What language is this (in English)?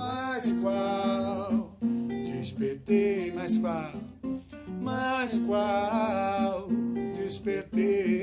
Portuguese